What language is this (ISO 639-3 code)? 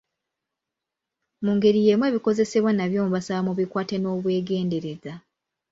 lug